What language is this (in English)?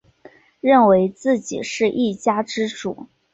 Chinese